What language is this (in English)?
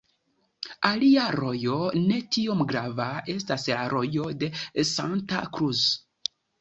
Esperanto